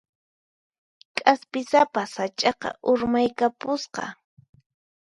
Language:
Puno Quechua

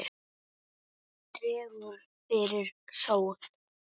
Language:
Icelandic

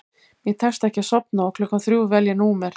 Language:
Icelandic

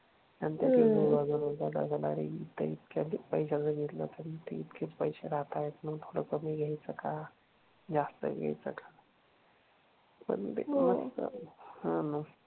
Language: Marathi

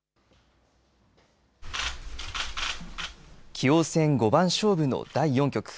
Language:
Japanese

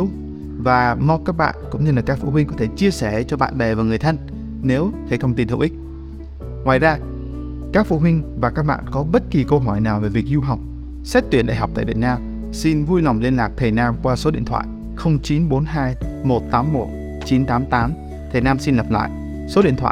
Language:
Vietnamese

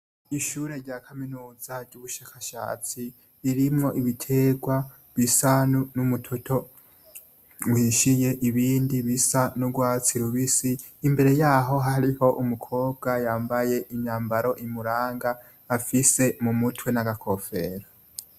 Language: Rundi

